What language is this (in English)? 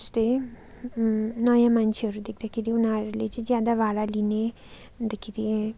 Nepali